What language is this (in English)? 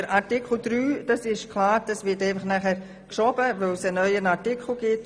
Swiss German